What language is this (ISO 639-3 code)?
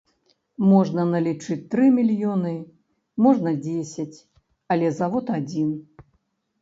bel